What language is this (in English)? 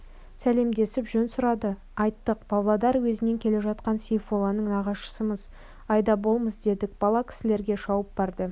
Kazakh